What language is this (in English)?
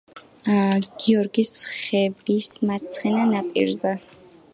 Georgian